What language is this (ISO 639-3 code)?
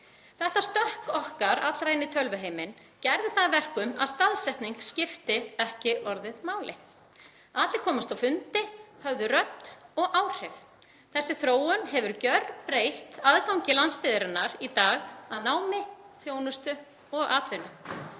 isl